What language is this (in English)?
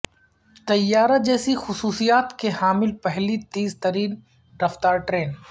Urdu